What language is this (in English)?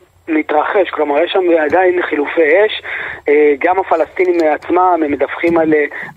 Hebrew